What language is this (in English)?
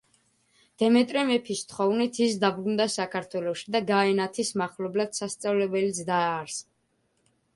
Georgian